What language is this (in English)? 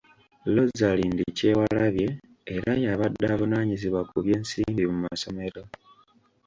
Ganda